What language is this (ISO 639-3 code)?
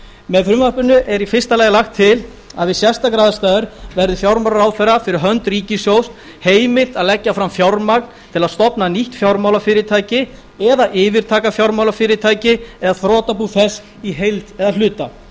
isl